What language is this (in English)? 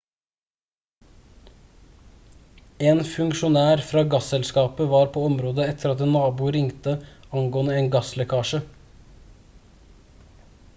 Norwegian Bokmål